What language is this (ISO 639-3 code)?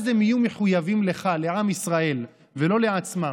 heb